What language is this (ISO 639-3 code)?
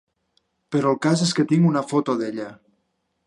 cat